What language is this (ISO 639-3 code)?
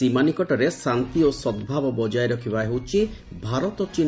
ori